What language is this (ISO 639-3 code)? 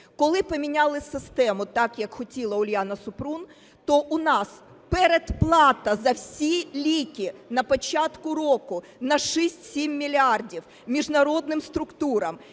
ukr